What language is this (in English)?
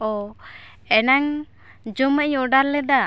Santali